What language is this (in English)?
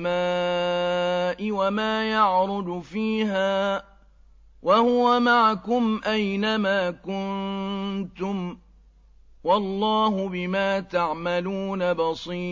Arabic